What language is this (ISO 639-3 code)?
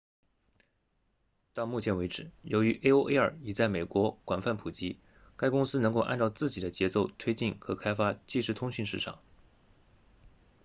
zho